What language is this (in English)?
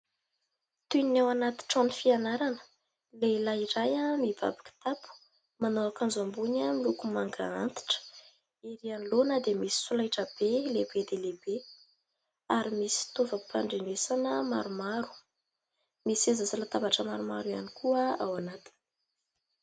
Malagasy